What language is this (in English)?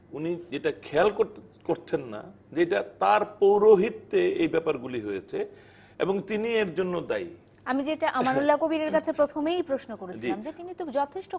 Bangla